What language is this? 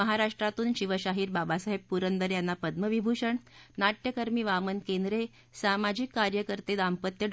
Marathi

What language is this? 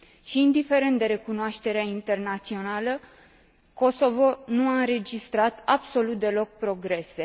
Romanian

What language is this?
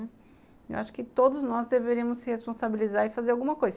Portuguese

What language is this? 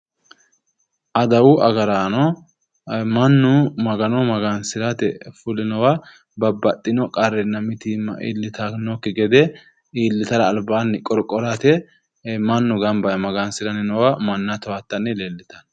Sidamo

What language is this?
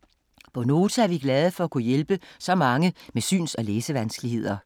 Danish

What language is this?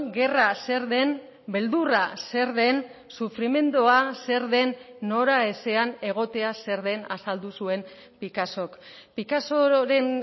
Basque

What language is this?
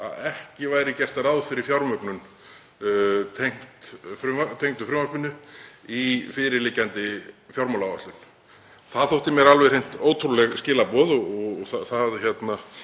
Icelandic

